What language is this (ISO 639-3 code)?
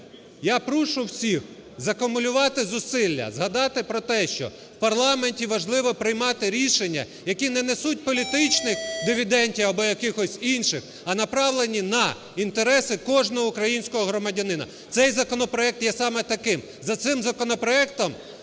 ukr